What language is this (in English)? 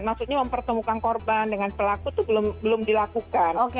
Indonesian